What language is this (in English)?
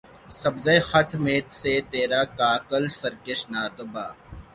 Urdu